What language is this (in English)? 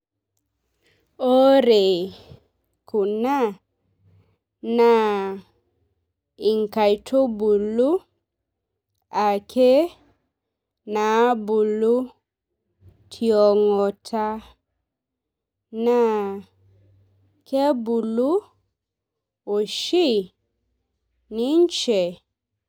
Masai